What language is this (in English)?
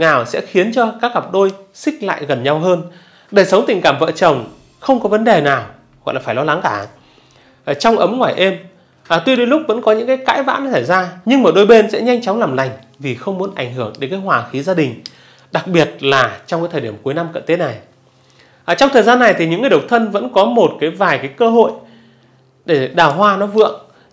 Vietnamese